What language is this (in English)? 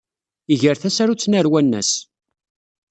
Kabyle